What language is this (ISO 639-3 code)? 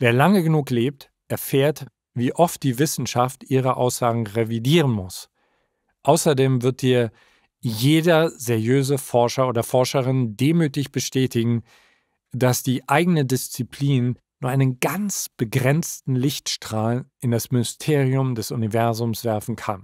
deu